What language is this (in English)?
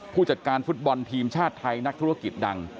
Thai